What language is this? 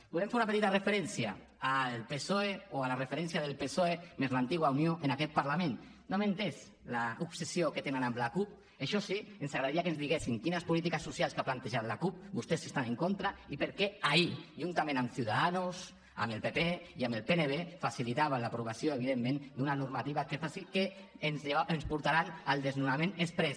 Catalan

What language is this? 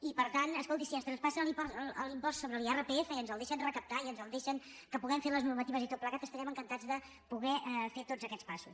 Catalan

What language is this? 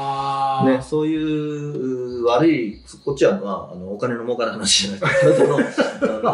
Japanese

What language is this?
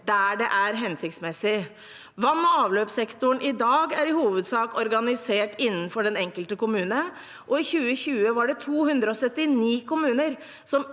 Norwegian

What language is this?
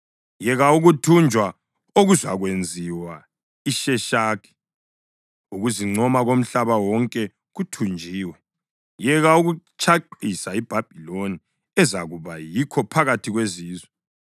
North Ndebele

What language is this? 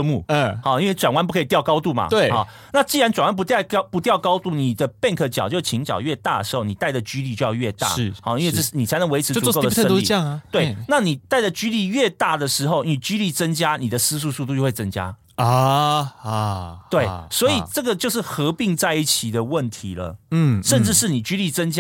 Chinese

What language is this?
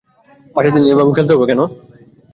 Bangla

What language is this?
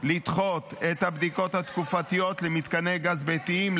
Hebrew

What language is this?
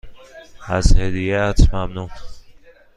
Persian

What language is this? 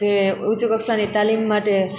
Gujarati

